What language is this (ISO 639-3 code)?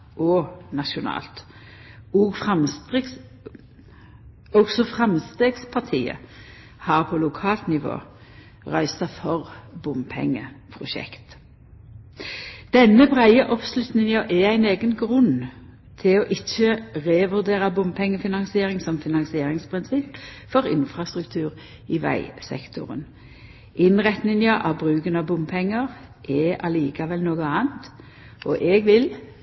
nno